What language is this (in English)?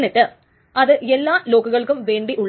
Malayalam